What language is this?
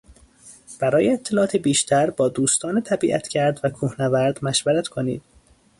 Persian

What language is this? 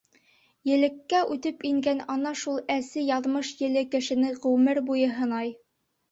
Bashkir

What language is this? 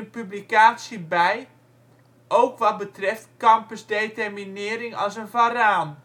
Dutch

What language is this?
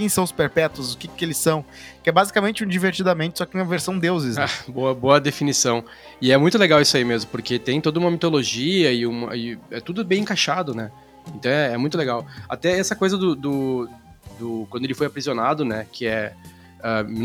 Portuguese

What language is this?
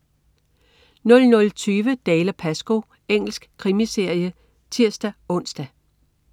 Danish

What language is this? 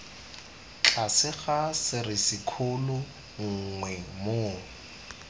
Tswana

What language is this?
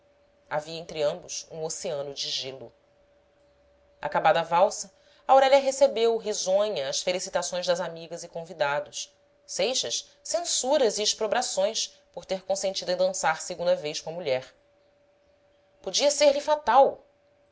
Portuguese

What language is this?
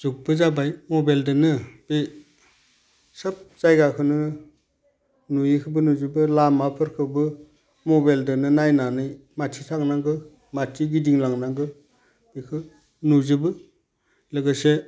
Bodo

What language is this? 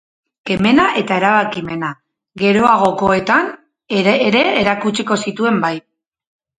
Basque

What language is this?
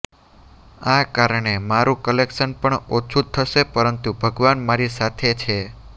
Gujarati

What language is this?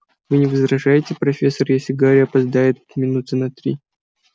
Russian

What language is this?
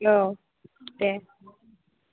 Bodo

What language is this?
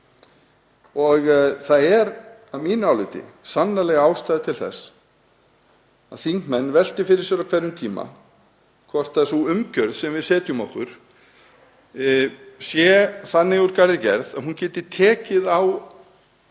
Icelandic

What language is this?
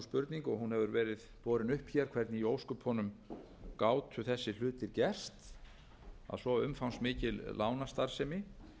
Icelandic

